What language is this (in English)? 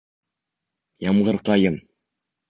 Bashkir